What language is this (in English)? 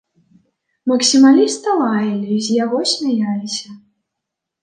Belarusian